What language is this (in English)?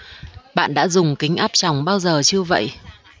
Vietnamese